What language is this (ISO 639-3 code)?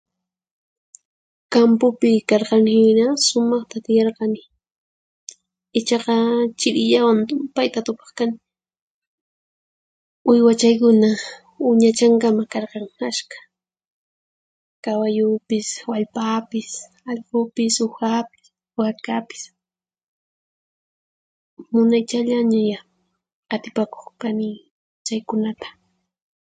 qxp